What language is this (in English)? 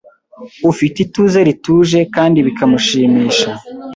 Kinyarwanda